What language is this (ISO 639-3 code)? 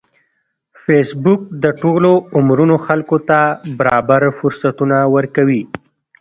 pus